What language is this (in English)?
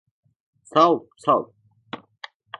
Turkish